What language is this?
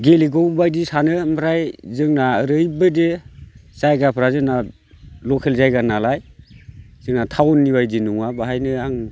Bodo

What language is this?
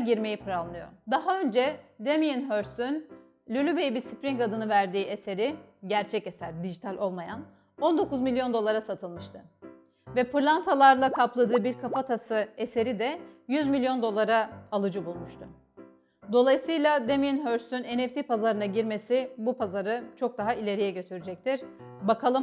Turkish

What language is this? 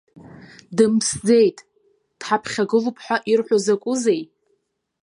Abkhazian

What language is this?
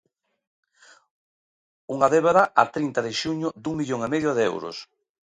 Galician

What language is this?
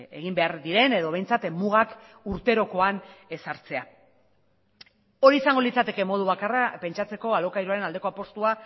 Basque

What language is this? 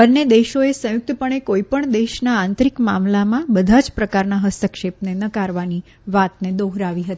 Gujarati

